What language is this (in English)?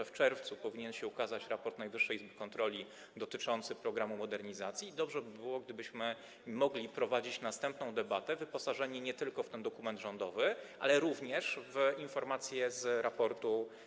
Polish